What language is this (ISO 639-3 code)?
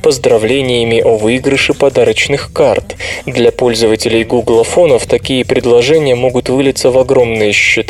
rus